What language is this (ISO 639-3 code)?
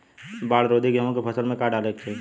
bho